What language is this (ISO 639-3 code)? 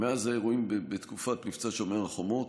heb